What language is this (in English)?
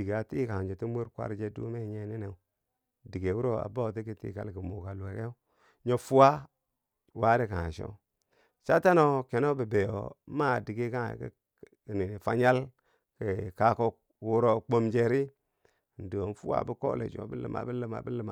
Bangwinji